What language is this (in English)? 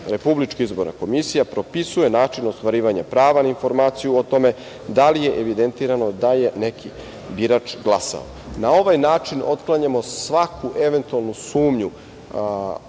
Serbian